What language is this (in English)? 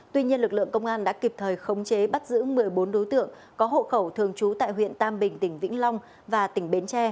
Vietnamese